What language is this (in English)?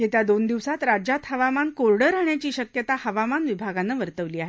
Marathi